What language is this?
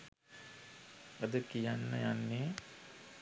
Sinhala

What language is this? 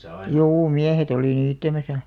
Finnish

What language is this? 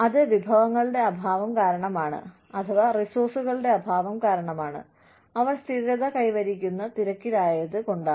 Malayalam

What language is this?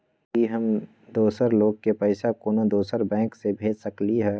Magahi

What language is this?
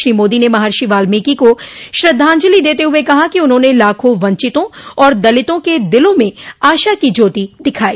Hindi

